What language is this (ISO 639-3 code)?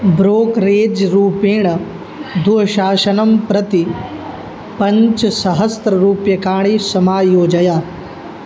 san